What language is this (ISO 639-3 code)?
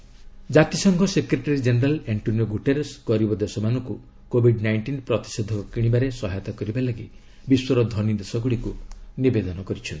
ori